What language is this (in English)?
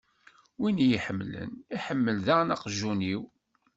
Kabyle